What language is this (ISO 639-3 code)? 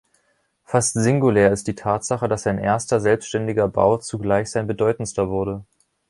deu